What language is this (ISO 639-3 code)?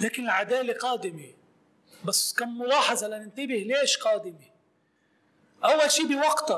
ara